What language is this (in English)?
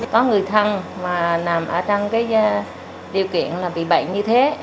Vietnamese